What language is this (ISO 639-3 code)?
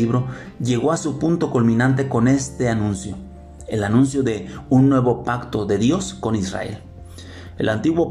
spa